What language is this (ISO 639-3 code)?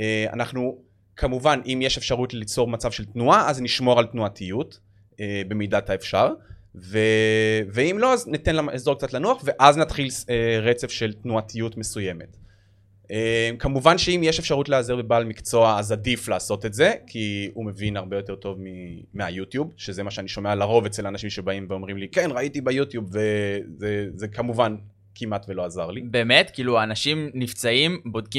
heb